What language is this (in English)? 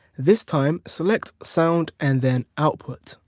English